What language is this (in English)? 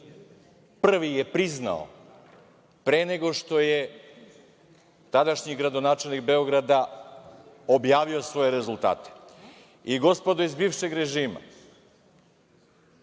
Serbian